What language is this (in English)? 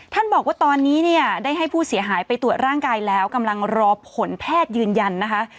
Thai